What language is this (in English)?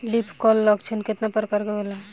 Bhojpuri